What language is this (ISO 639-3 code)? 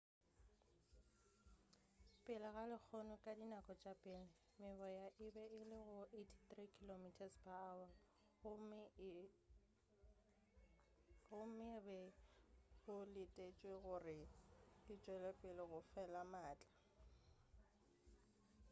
nso